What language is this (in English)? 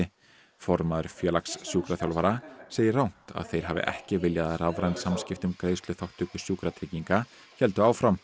Icelandic